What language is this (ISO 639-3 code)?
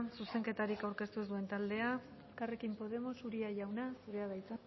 eus